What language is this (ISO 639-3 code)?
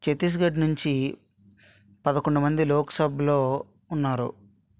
tel